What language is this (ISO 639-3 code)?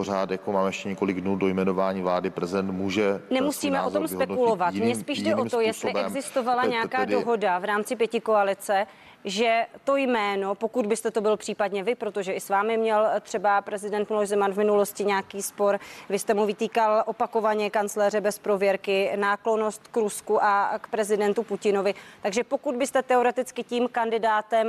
ces